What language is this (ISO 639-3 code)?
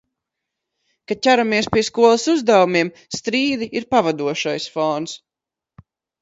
lav